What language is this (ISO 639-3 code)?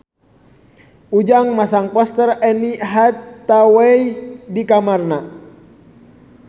sun